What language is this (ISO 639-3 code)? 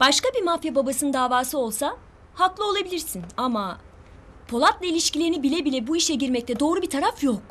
tur